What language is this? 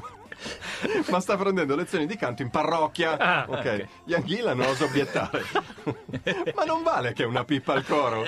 Italian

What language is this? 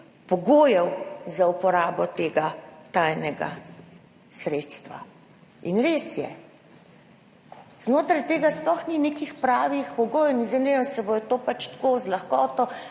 Slovenian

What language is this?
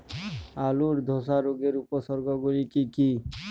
Bangla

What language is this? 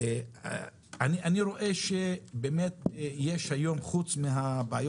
Hebrew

